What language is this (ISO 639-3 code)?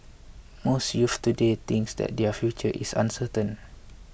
eng